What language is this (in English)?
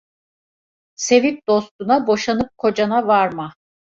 Turkish